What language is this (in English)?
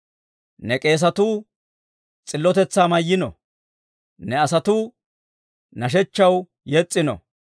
Dawro